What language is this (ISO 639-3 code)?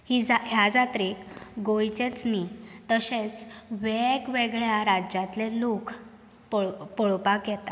kok